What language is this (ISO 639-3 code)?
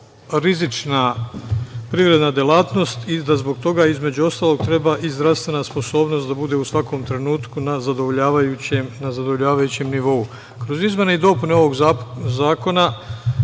srp